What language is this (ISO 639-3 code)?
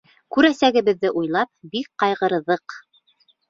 bak